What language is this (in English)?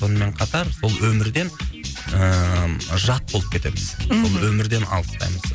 Kazakh